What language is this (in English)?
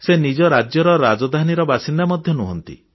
Odia